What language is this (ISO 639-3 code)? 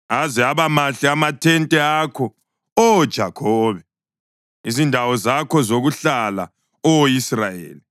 nde